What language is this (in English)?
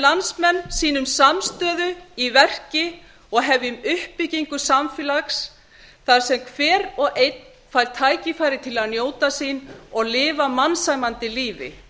Icelandic